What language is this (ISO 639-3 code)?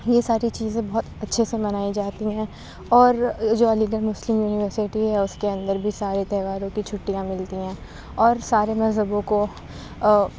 urd